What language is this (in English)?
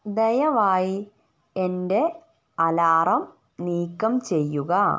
Malayalam